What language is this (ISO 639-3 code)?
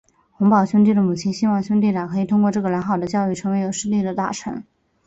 zho